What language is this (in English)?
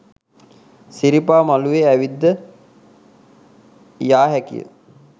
Sinhala